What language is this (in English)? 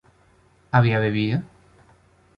Spanish